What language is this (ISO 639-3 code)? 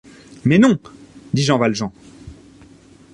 fra